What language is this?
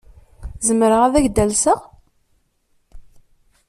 Kabyle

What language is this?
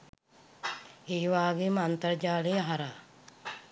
Sinhala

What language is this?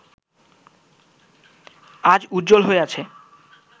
Bangla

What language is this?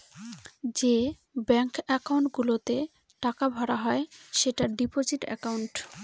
Bangla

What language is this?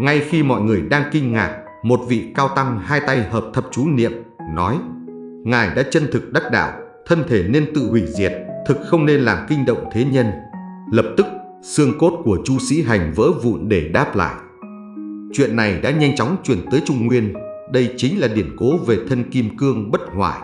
Vietnamese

